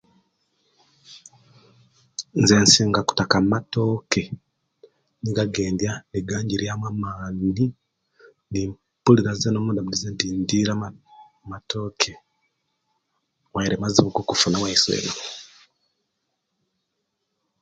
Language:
Kenyi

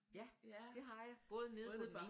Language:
Danish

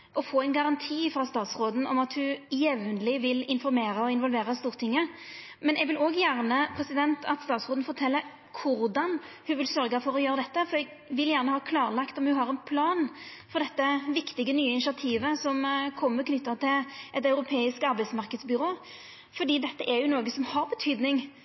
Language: Norwegian Nynorsk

